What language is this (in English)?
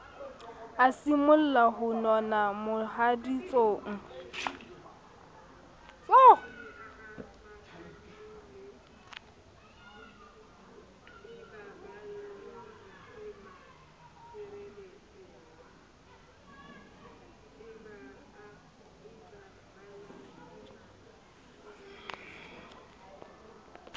Southern Sotho